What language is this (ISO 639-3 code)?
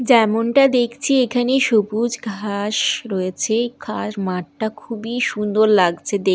ben